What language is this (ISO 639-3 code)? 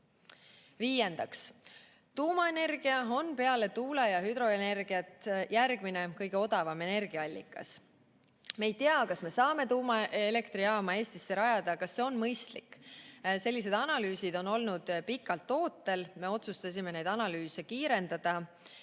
est